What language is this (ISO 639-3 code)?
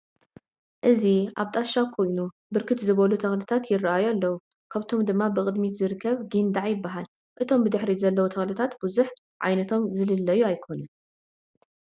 tir